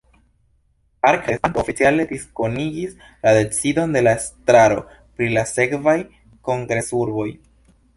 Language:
Esperanto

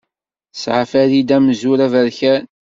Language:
Kabyle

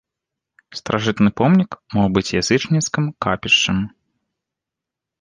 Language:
Belarusian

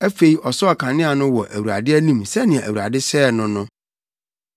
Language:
Akan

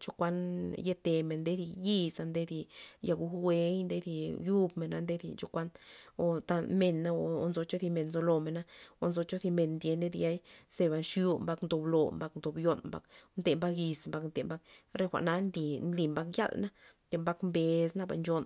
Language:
Loxicha Zapotec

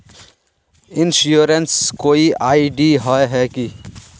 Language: Magahi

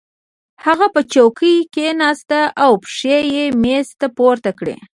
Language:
Pashto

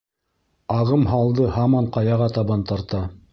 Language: Bashkir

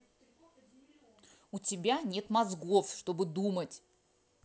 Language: Russian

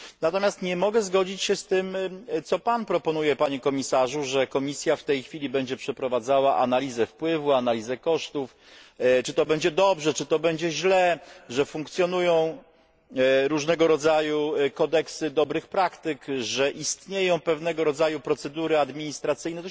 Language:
Polish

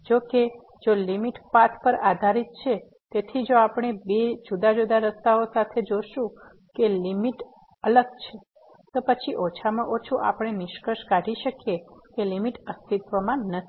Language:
Gujarati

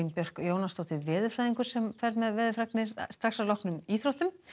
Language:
Icelandic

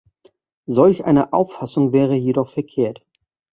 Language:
German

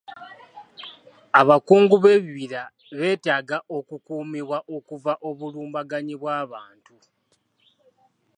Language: Ganda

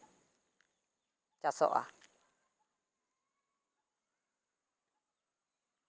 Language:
Santali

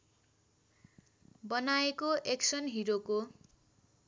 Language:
Nepali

